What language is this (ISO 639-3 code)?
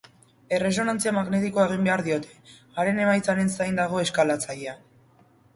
eus